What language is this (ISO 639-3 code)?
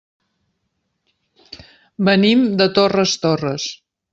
cat